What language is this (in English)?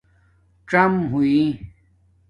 Domaaki